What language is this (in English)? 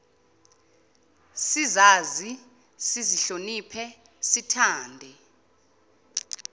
Zulu